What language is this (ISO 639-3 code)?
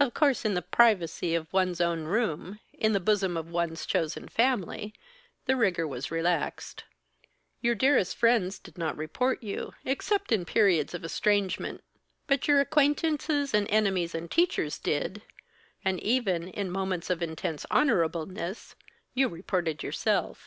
eng